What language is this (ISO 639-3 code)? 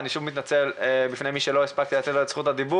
heb